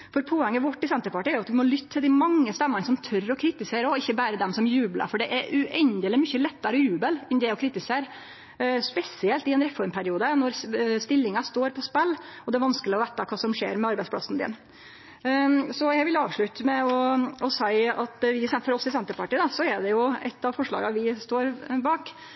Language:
Norwegian Nynorsk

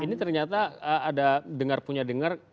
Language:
Indonesian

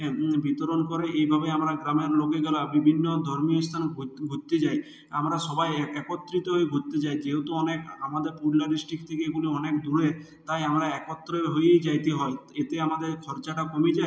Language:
Bangla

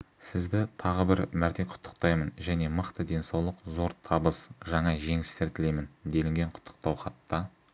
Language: Kazakh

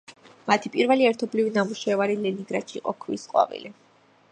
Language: Georgian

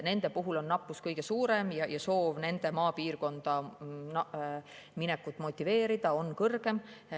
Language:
Estonian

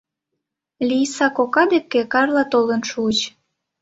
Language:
Mari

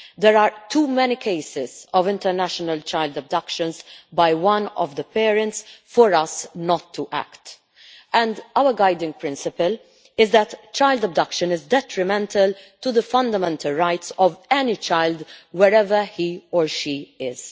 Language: English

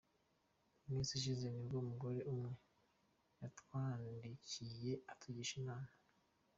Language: Kinyarwanda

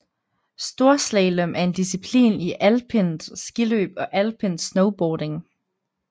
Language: Danish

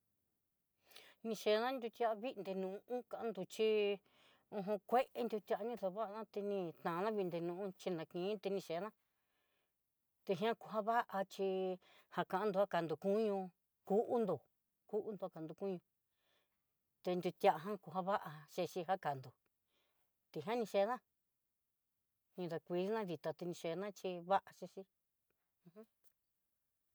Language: Southeastern Nochixtlán Mixtec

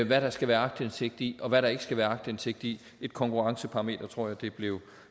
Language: Danish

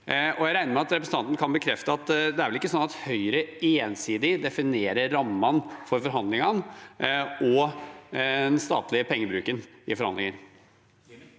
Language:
Norwegian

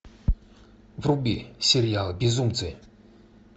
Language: Russian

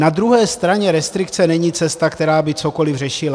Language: Czech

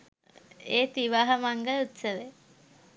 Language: Sinhala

